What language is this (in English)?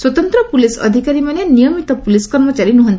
Odia